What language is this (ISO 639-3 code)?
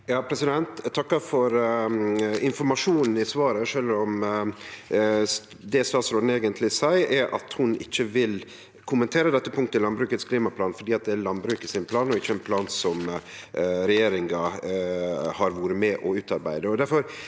nor